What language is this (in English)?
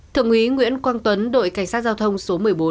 Vietnamese